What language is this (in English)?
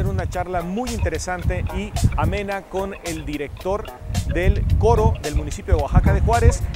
Spanish